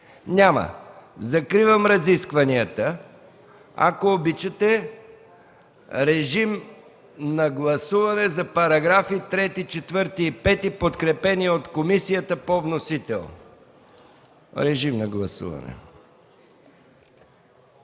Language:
Bulgarian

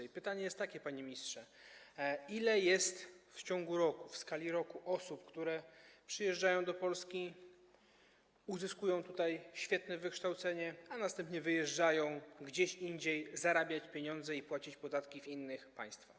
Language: Polish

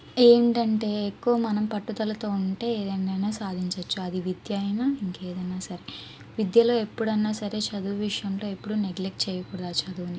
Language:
Telugu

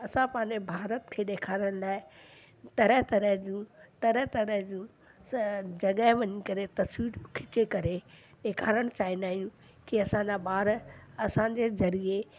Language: Sindhi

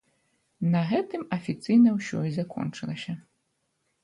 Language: Belarusian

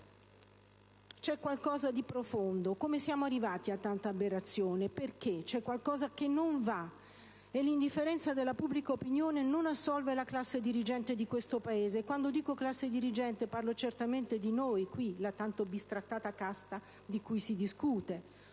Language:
Italian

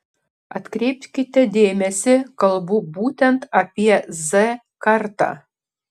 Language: Lithuanian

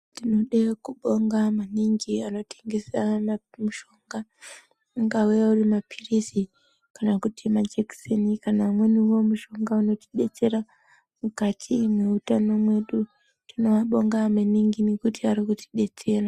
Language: Ndau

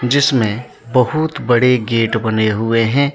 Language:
Hindi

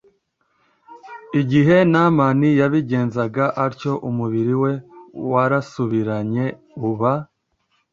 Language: Kinyarwanda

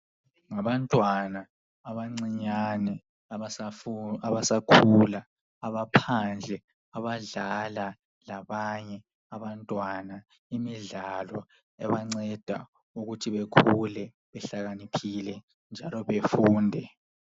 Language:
North Ndebele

